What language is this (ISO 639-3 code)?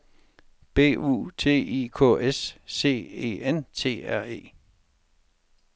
dan